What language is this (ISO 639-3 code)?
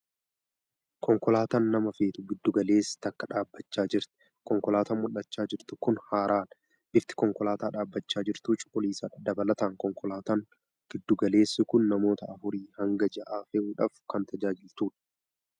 orm